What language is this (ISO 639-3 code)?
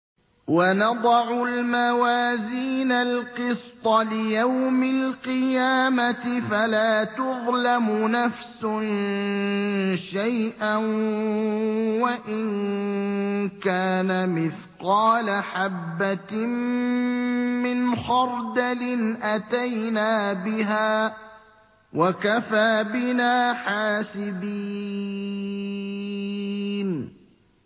ara